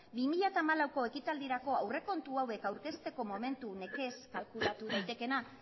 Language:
Basque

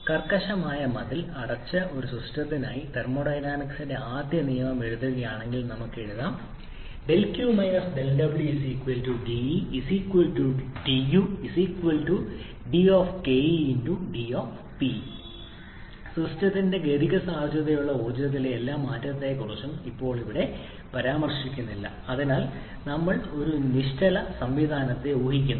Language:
Malayalam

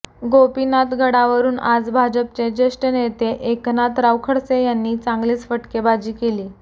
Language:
Marathi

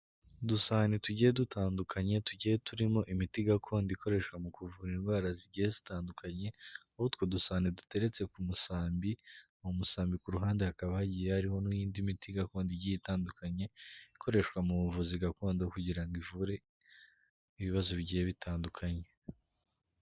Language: Kinyarwanda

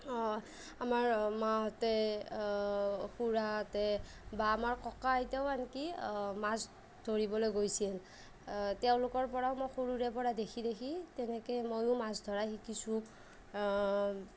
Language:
Assamese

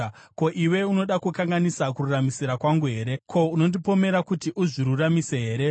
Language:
Shona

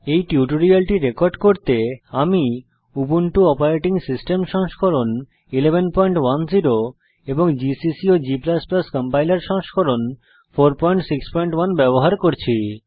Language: Bangla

